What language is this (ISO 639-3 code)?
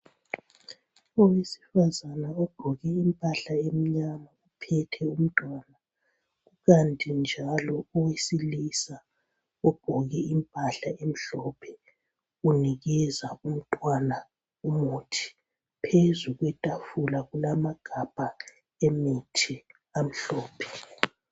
nde